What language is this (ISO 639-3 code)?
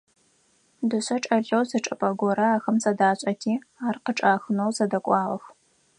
ady